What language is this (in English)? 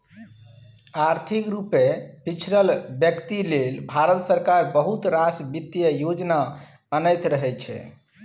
Maithili